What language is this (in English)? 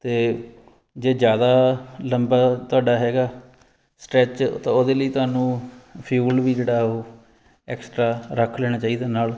Punjabi